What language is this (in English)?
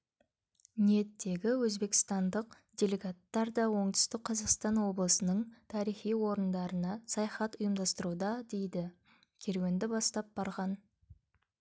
Kazakh